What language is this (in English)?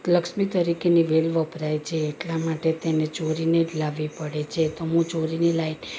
Gujarati